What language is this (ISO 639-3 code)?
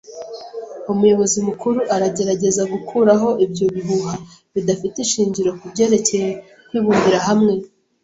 kin